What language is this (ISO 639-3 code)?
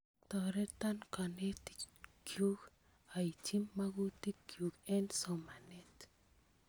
kln